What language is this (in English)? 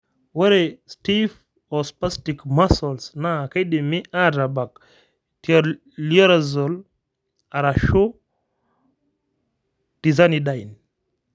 Masai